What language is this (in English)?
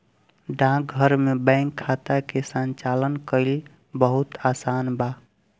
Bhojpuri